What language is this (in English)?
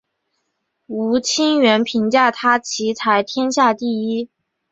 Chinese